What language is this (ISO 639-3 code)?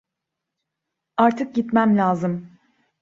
tur